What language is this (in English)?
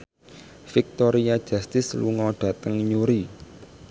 Javanese